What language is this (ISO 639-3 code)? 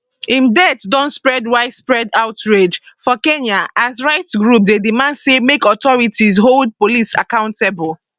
pcm